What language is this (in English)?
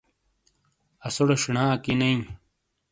Shina